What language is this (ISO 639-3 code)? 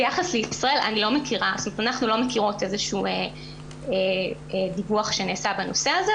heb